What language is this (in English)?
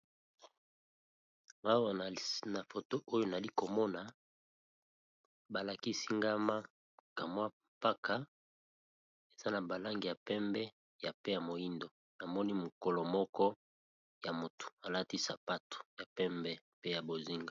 Lingala